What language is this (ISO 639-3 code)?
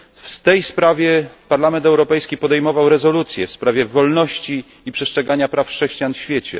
pol